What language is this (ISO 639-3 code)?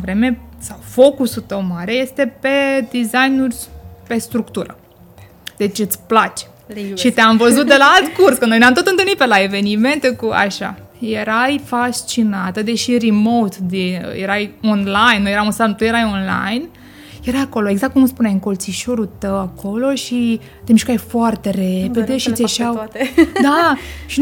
ron